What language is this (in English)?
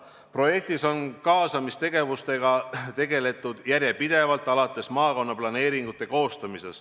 Estonian